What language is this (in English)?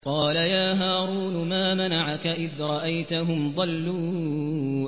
Arabic